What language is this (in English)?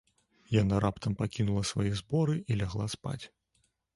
Belarusian